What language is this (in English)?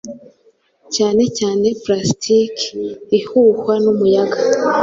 Kinyarwanda